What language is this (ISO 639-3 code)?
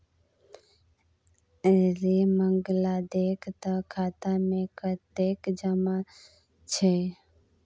mai